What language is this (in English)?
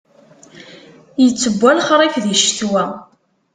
Kabyle